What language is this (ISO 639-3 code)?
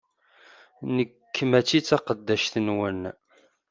kab